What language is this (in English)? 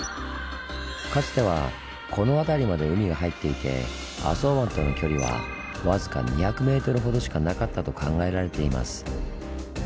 Japanese